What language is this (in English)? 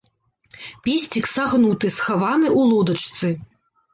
Belarusian